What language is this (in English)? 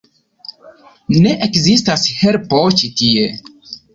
Esperanto